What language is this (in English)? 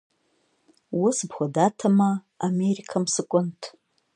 Kabardian